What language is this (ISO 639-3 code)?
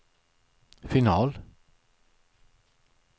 swe